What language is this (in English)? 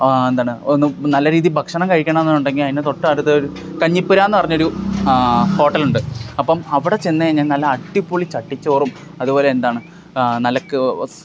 Malayalam